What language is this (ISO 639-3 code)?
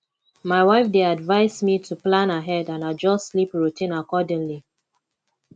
pcm